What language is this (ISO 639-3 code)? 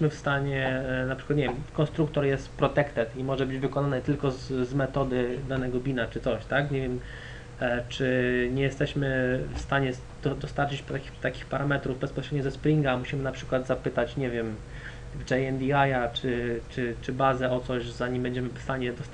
pol